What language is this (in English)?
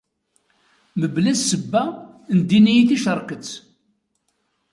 Kabyle